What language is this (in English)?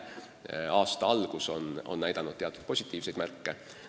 Estonian